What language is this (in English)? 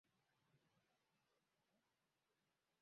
Swahili